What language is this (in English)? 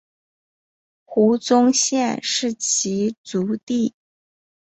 Chinese